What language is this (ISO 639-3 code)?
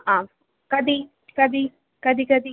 san